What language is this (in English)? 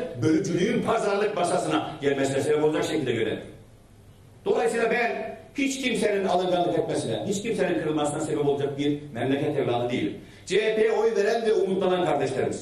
Turkish